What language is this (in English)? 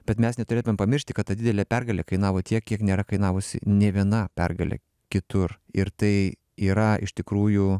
Lithuanian